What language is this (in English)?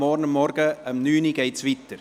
Swiss German